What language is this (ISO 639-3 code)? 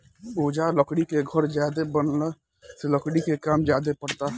bho